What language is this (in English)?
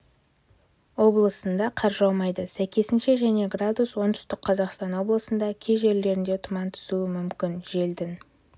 Kazakh